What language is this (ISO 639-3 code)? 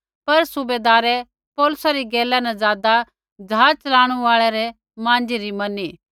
kfx